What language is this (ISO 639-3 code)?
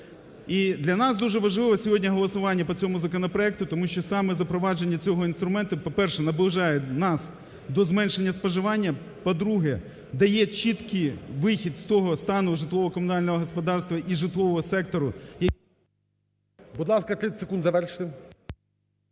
ukr